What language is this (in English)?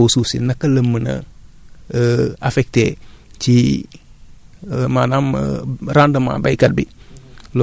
Wolof